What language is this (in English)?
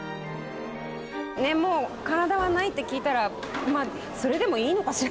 Japanese